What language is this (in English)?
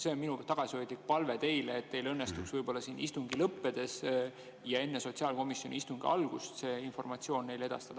Estonian